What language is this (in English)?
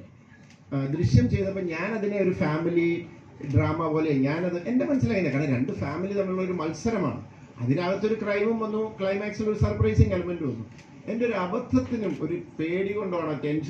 Malayalam